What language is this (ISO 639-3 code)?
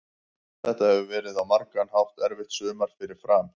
isl